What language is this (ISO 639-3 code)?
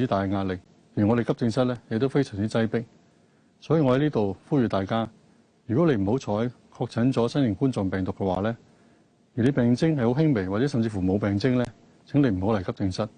zho